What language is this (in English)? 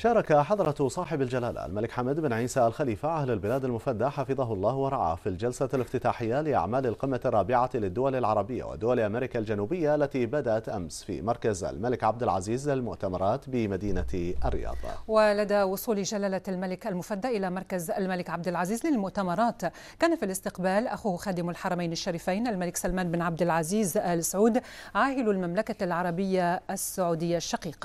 Arabic